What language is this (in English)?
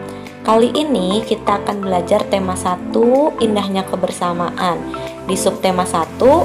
Indonesian